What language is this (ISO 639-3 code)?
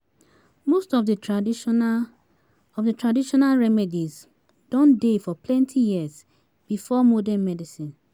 pcm